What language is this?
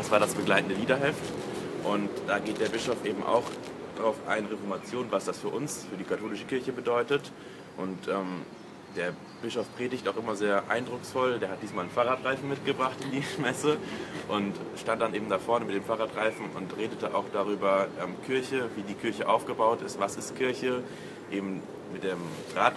German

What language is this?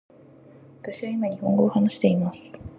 Japanese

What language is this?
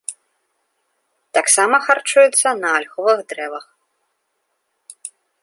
Belarusian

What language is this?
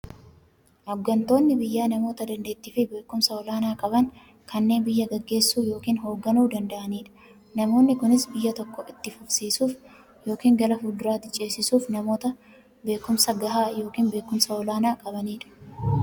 Oromo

